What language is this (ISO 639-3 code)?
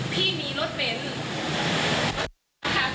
tha